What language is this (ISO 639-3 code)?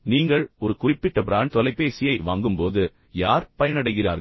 tam